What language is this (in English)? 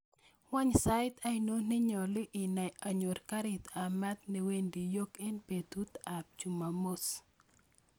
Kalenjin